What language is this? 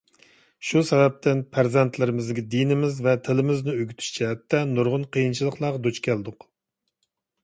Uyghur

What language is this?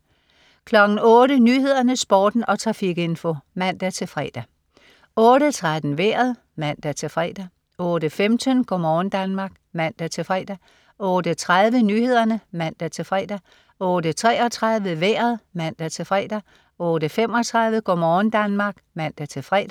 Danish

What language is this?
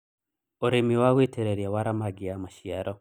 Kikuyu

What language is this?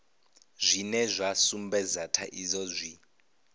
Venda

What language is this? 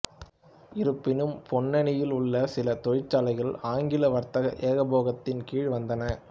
Tamil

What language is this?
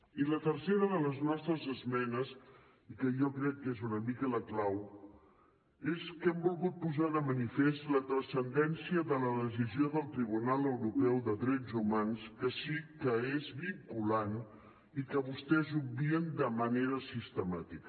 Catalan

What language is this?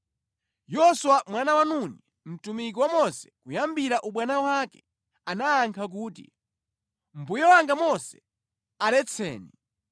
Nyanja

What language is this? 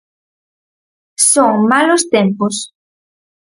Galician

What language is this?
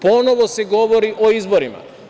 Serbian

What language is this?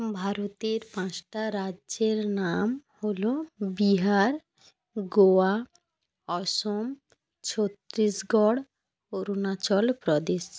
Bangla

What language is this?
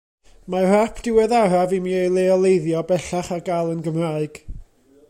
Welsh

